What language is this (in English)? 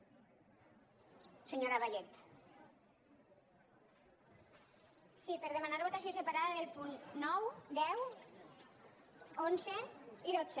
Catalan